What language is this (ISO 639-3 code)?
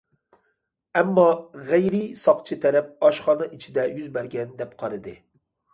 uig